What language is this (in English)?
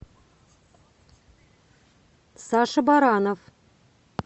Russian